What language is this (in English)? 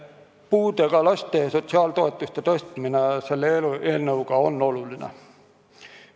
Estonian